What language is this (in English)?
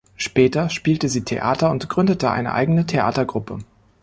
German